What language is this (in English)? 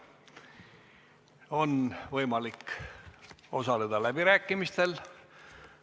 Estonian